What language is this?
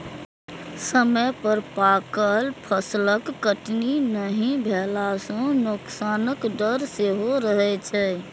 Maithili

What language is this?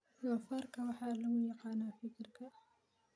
Somali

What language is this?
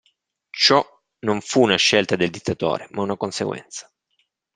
Italian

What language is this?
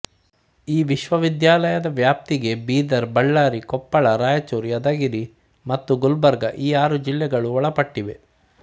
Kannada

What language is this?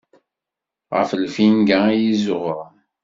Kabyle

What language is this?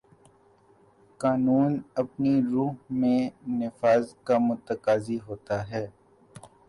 Urdu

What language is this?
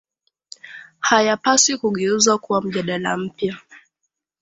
Swahili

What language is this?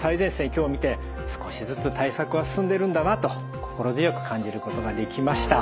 Japanese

